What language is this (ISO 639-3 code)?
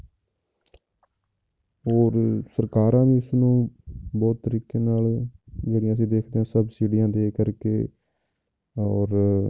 pan